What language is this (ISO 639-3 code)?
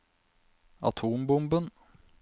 nor